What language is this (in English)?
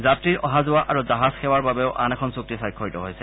Assamese